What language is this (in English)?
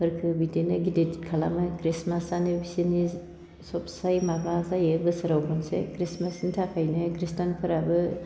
Bodo